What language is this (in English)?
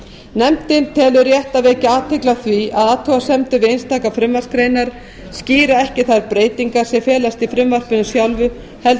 Icelandic